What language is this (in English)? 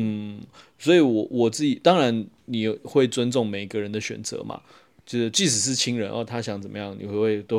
Chinese